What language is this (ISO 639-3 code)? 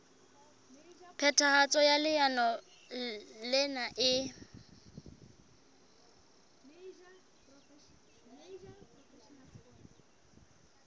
sot